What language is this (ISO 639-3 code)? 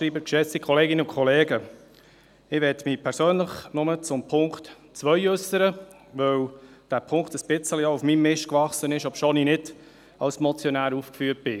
gsw